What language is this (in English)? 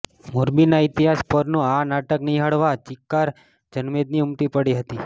Gujarati